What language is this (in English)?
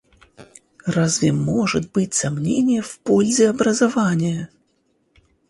Russian